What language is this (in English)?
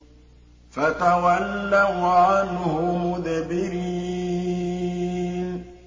Arabic